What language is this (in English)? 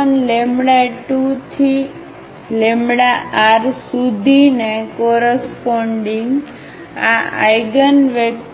Gujarati